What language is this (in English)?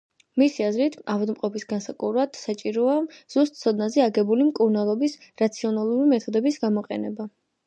Georgian